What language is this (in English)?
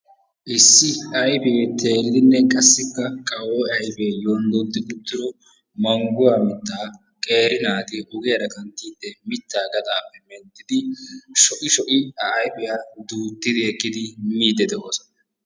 Wolaytta